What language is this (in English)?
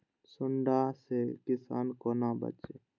Maithili